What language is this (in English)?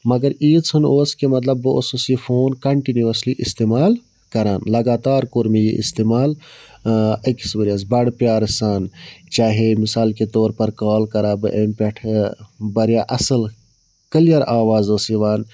Kashmiri